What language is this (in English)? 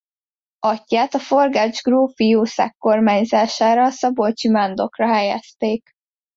Hungarian